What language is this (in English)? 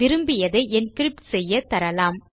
Tamil